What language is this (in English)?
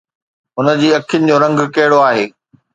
Sindhi